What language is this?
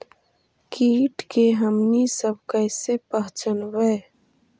Magahi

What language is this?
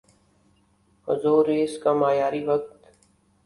Urdu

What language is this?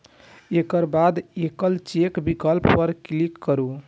Maithili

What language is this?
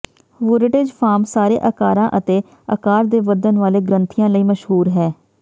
Punjabi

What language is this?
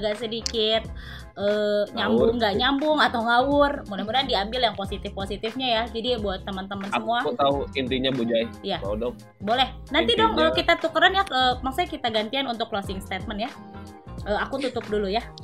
Indonesian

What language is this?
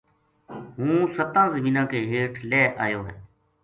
Gujari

